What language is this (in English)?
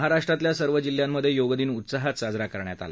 Marathi